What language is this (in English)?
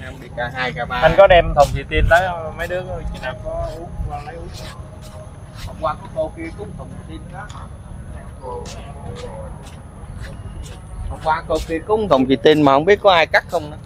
Vietnamese